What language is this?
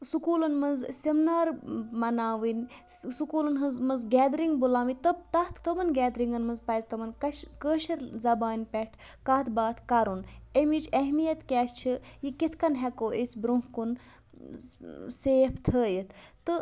Kashmiri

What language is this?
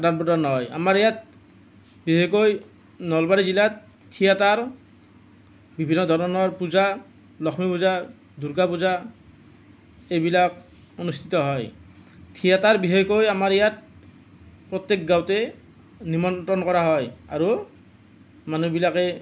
Assamese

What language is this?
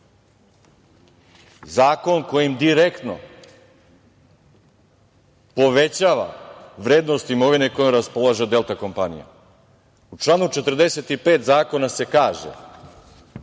Serbian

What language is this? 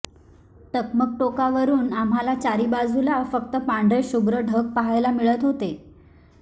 Marathi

